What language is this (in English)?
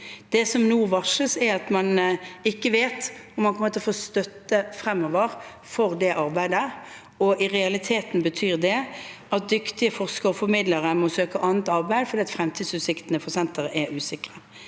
Norwegian